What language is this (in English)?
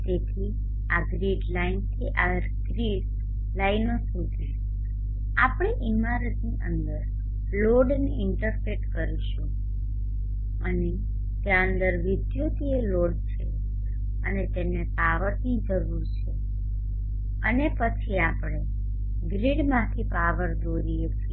Gujarati